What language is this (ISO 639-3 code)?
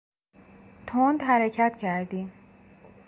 fas